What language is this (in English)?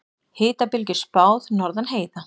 Icelandic